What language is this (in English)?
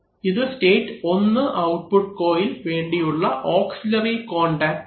Malayalam